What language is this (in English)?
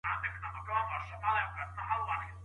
Pashto